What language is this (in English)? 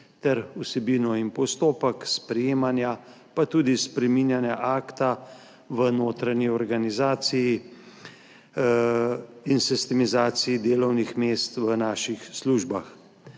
Slovenian